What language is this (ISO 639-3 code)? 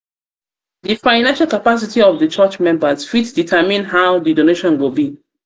pcm